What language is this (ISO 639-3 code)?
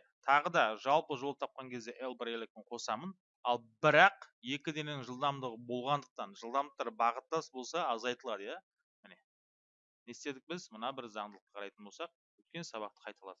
tur